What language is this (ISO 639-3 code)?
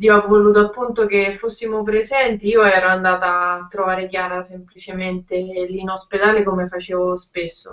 ita